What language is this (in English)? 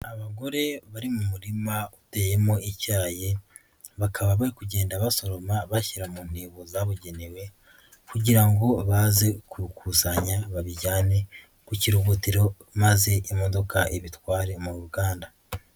Kinyarwanda